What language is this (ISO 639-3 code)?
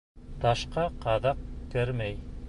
bak